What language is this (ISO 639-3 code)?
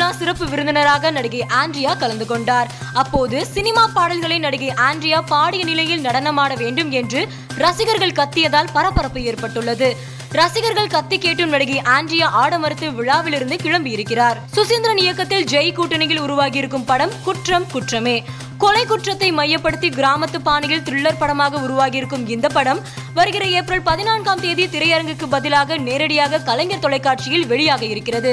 tam